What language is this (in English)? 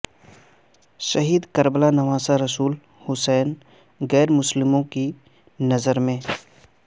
Urdu